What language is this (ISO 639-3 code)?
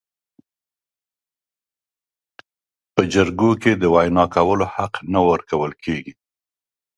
pus